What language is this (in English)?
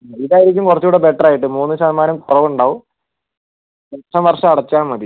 Malayalam